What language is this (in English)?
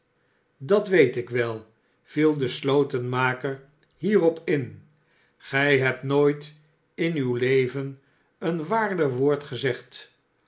Dutch